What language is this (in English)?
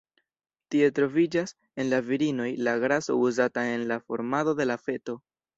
Esperanto